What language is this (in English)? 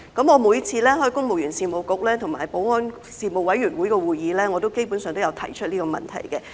Cantonese